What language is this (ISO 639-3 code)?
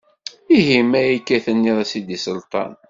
kab